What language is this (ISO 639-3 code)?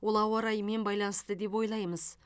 kaz